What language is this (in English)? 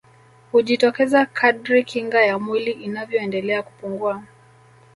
Swahili